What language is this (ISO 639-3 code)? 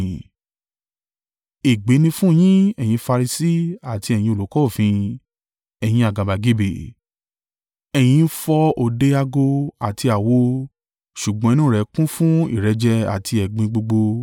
yor